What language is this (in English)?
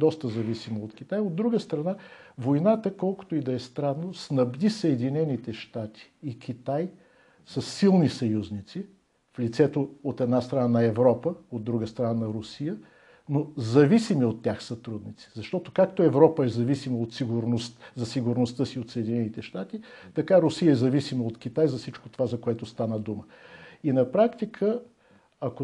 Bulgarian